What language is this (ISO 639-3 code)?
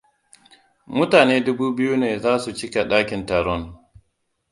hau